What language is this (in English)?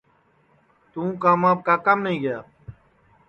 Sansi